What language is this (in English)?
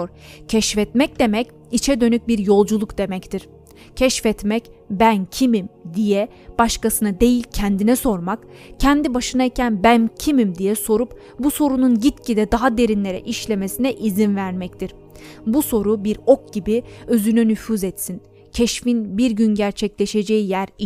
Turkish